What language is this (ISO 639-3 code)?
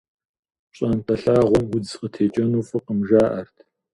kbd